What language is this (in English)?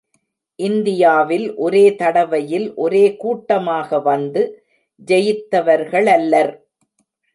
Tamil